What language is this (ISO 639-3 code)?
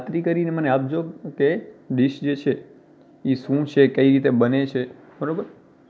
guj